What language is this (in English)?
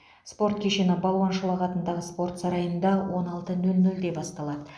Kazakh